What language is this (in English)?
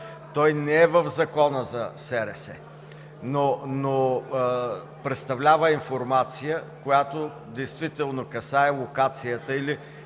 Bulgarian